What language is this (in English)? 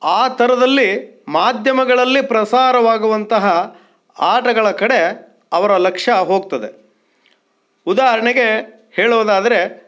Kannada